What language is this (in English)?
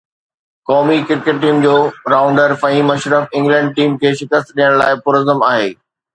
Sindhi